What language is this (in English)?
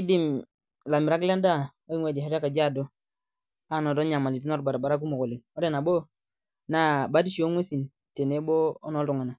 Masai